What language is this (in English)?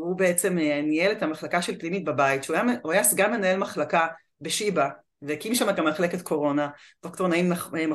Hebrew